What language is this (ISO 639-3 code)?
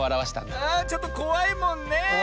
jpn